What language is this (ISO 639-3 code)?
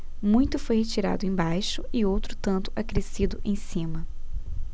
por